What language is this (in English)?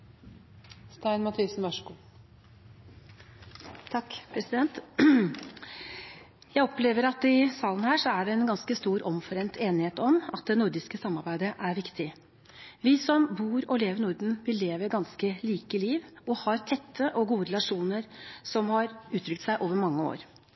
Norwegian Bokmål